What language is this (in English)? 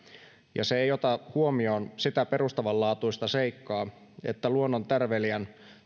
Finnish